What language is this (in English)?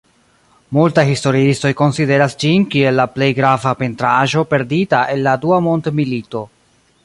Esperanto